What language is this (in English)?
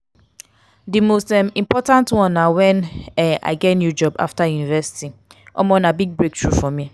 Nigerian Pidgin